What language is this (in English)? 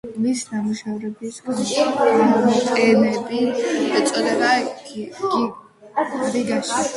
Georgian